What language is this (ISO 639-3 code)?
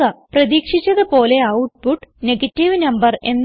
mal